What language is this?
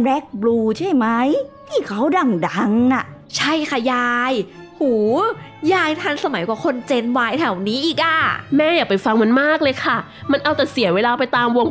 Thai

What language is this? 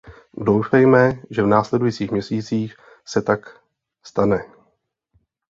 Czech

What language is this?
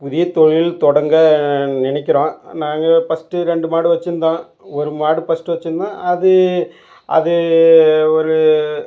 Tamil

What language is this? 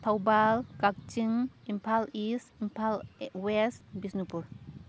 Manipuri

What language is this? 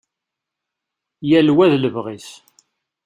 Kabyle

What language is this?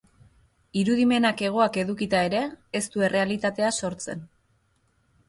Basque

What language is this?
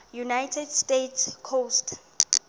Xhosa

